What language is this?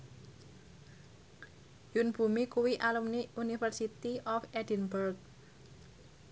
Javanese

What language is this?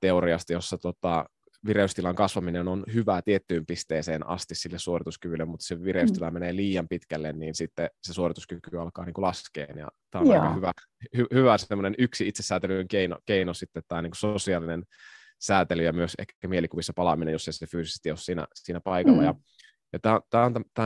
Finnish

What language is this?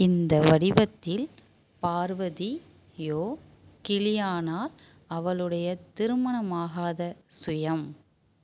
Tamil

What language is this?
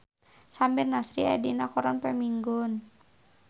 Sundanese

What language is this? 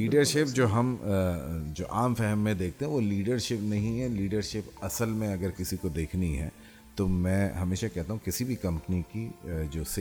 Urdu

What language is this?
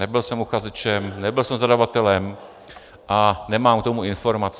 Czech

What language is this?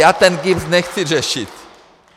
Czech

